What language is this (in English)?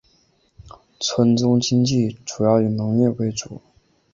Chinese